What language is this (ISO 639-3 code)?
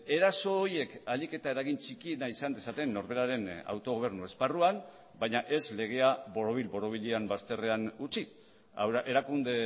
eus